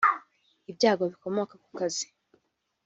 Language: Kinyarwanda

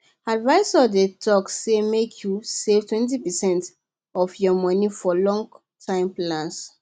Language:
Nigerian Pidgin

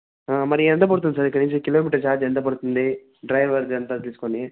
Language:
Telugu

